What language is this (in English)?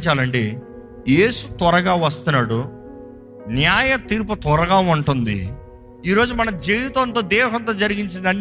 Telugu